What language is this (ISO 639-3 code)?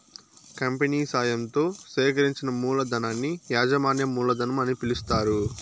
tel